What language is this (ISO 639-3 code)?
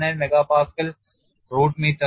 mal